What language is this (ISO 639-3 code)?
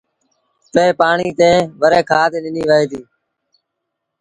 sbn